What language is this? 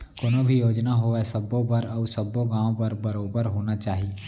Chhattisgarhi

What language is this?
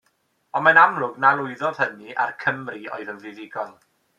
Welsh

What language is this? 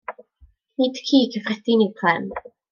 Welsh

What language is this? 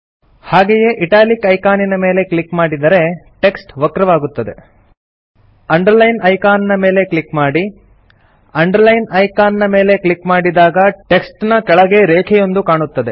Kannada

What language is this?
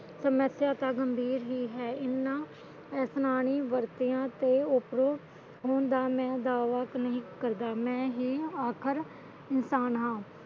Punjabi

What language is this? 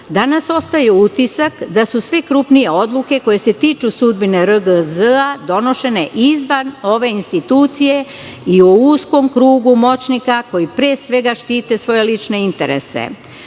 Serbian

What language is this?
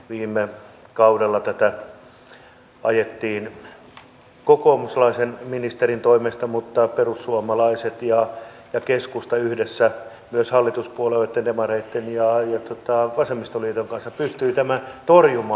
Finnish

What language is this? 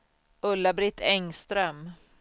Swedish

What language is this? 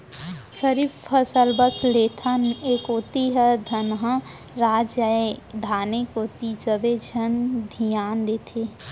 Chhattisgarhi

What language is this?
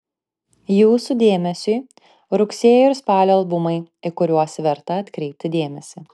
Lithuanian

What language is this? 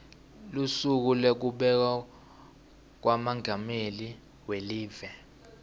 Swati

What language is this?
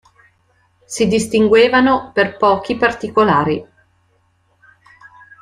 Italian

